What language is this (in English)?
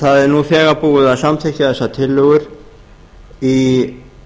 Icelandic